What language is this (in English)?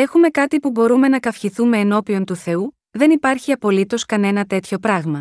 Greek